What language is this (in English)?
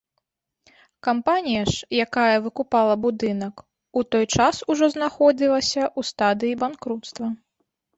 Belarusian